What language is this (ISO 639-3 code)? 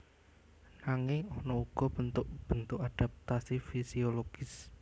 jav